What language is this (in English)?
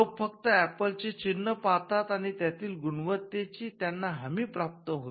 Marathi